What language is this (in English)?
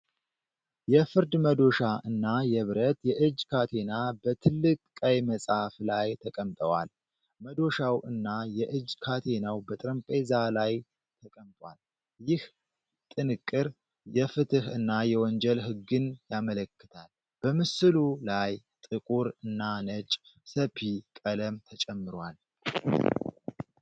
Amharic